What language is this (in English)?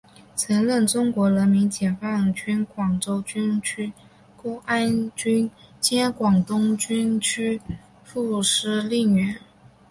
Chinese